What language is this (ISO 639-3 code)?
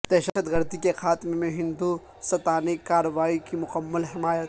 urd